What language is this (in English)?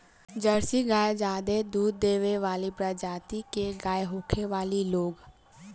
Bhojpuri